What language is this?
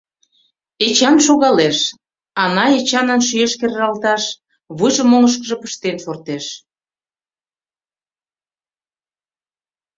Mari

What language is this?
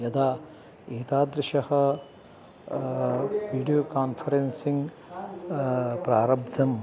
Sanskrit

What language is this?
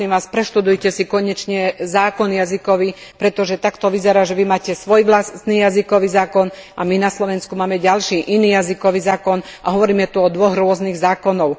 Slovak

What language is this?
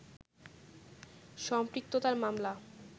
Bangla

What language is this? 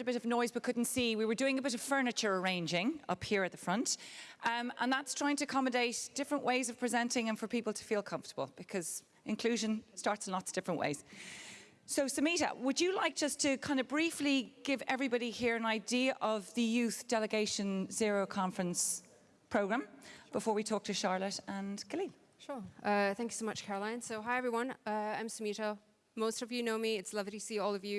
English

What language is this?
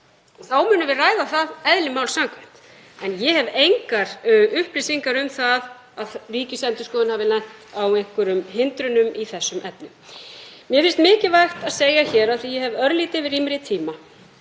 Icelandic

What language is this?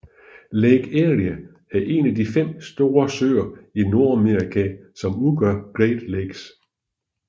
Danish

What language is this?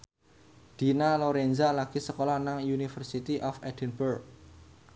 Javanese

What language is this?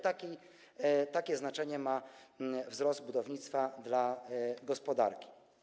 Polish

